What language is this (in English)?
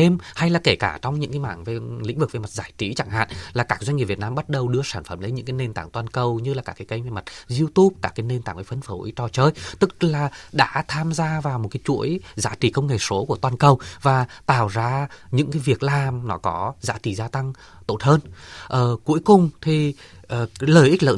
Vietnamese